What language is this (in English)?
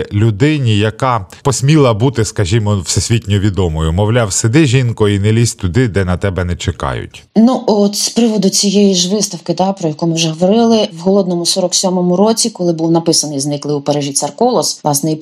Ukrainian